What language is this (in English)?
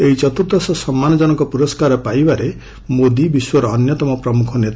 Odia